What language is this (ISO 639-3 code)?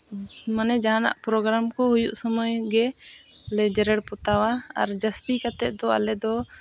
sat